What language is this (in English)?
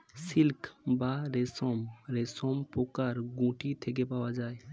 Bangla